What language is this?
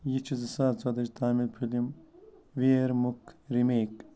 Kashmiri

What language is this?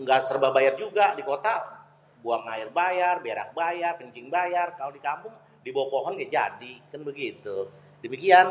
Betawi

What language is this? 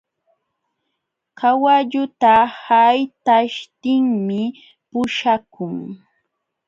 Jauja Wanca Quechua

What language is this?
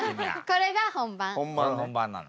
Japanese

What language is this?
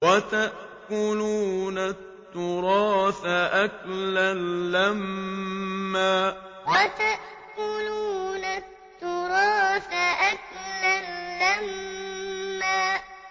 Arabic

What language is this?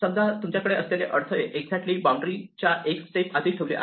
Marathi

